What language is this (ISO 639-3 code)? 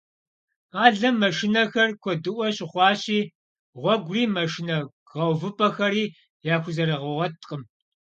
kbd